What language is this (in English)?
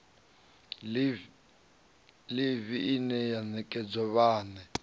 Venda